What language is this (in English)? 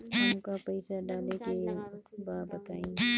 Bhojpuri